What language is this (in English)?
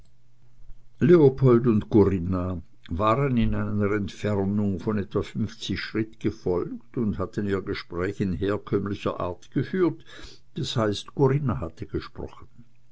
German